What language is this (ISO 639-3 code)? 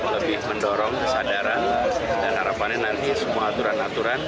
ind